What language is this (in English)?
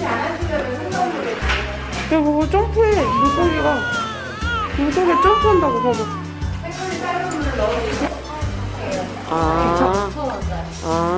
Korean